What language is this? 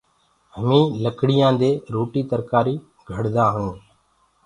Gurgula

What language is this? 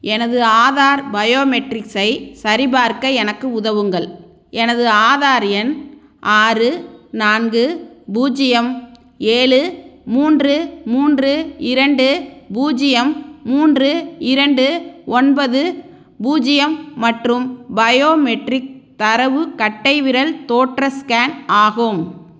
Tamil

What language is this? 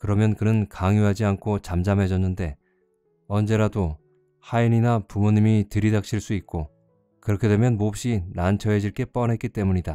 Korean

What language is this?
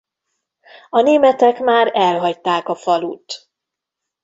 Hungarian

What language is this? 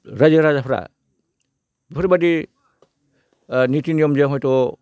Bodo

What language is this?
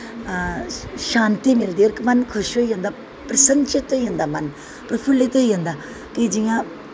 Dogri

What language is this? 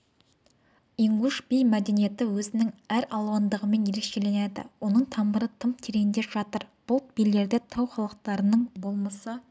Kazakh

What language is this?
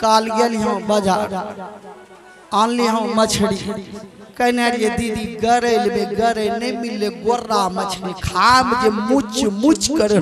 Hindi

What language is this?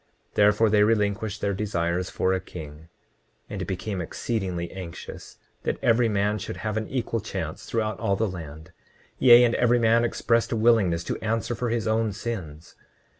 English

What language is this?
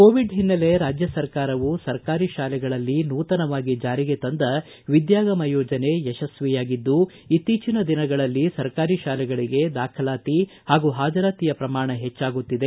Kannada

